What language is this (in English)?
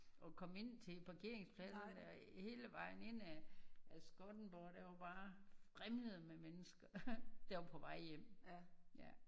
Danish